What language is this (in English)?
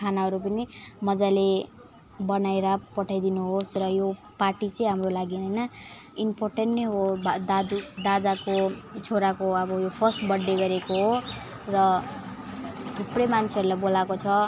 Nepali